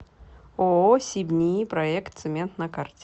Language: Russian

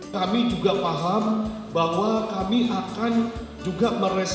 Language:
Indonesian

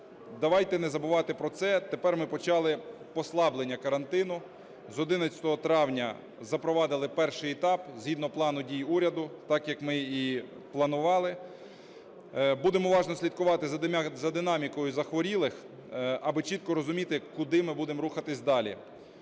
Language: Ukrainian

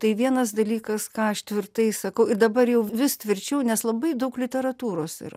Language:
Lithuanian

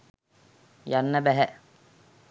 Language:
Sinhala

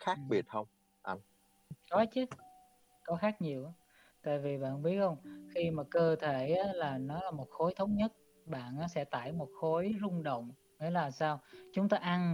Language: Vietnamese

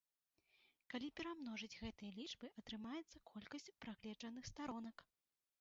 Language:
Belarusian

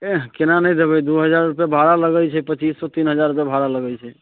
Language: Maithili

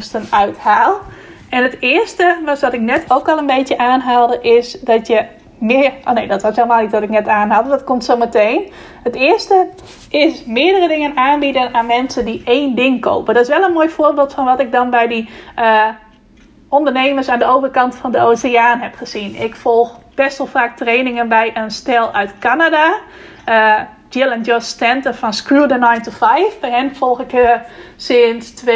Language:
Dutch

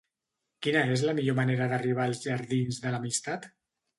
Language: Catalan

